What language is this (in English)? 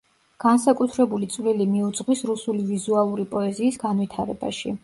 Georgian